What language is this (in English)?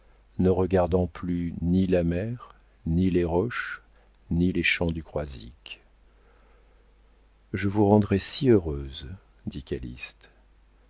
French